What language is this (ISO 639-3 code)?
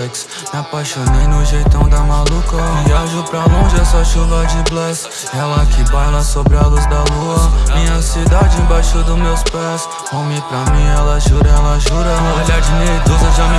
por